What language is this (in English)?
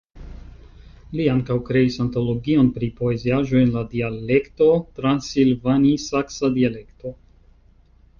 Esperanto